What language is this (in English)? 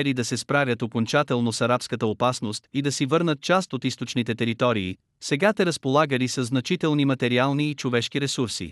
Bulgarian